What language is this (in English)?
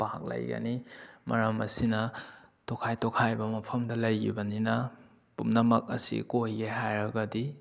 Manipuri